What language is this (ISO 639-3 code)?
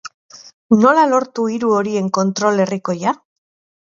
eus